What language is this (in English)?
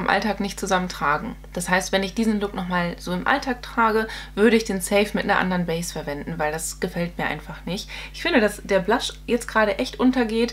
German